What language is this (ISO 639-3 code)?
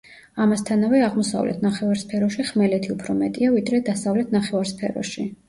kat